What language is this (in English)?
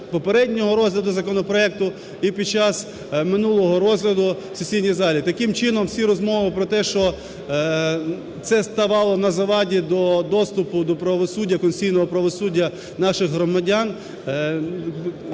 Ukrainian